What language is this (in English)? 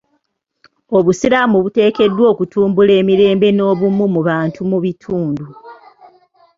Ganda